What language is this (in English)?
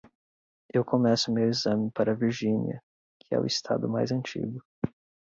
Portuguese